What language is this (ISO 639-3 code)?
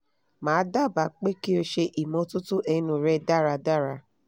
yor